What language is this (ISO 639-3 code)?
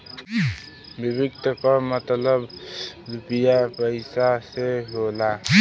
bho